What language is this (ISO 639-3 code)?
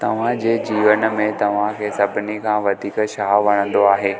snd